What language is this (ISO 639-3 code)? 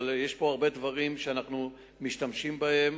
heb